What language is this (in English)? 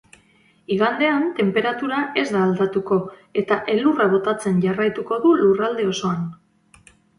Basque